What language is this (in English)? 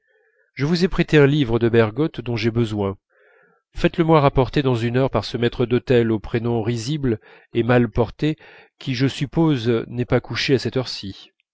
French